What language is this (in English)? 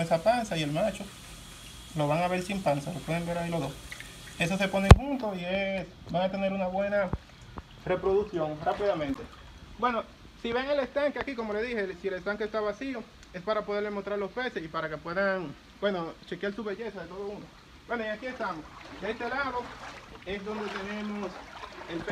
Spanish